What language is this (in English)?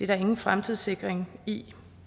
Danish